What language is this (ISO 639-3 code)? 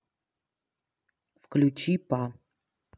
rus